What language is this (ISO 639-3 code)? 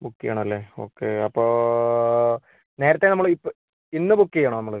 mal